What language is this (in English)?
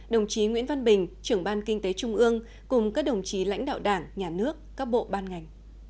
Vietnamese